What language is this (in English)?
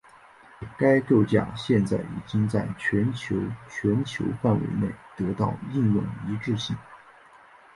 Chinese